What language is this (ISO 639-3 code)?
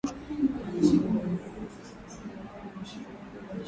swa